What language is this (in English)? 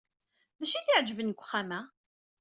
Kabyle